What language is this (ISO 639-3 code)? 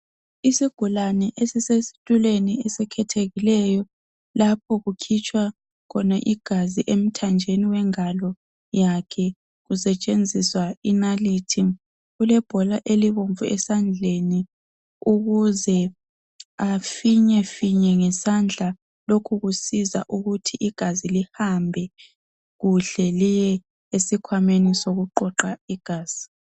nde